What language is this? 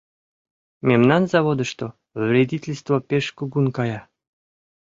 Mari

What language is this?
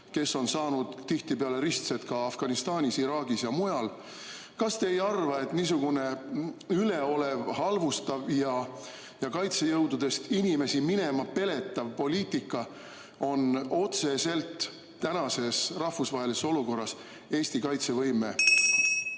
Estonian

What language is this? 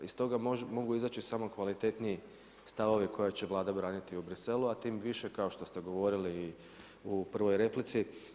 Croatian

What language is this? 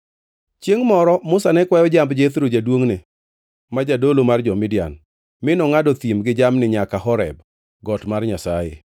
Luo (Kenya and Tanzania)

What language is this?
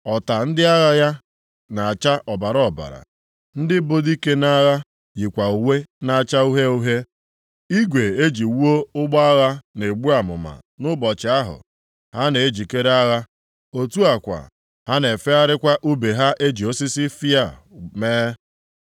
Igbo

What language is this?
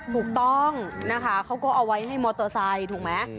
Thai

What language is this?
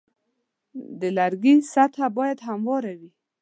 Pashto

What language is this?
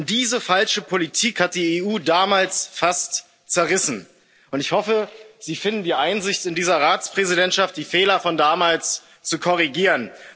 German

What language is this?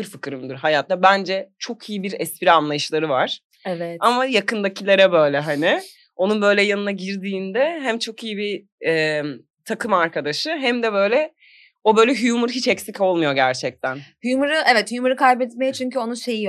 Turkish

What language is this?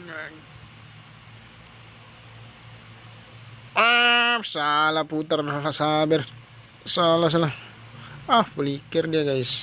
Indonesian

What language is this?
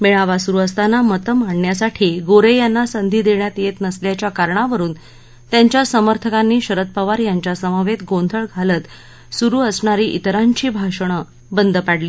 Marathi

